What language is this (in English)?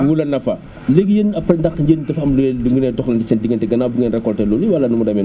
Wolof